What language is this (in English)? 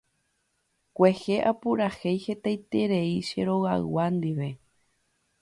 Guarani